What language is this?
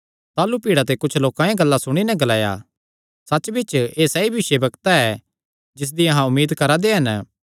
Kangri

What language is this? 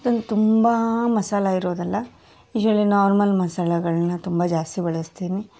Kannada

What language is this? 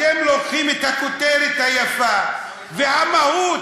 Hebrew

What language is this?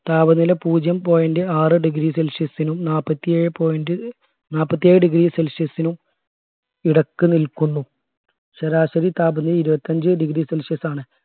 Malayalam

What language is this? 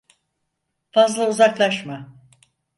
Turkish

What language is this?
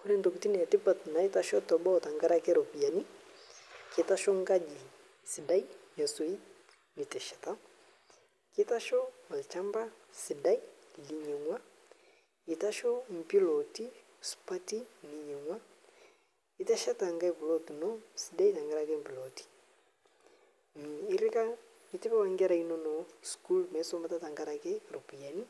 Masai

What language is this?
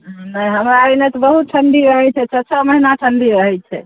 Maithili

